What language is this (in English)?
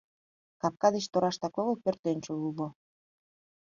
Mari